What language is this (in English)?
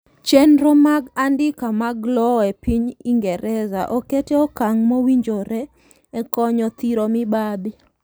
Luo (Kenya and Tanzania)